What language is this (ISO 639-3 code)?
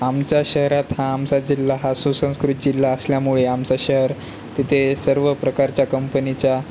mar